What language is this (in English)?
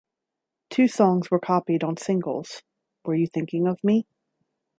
English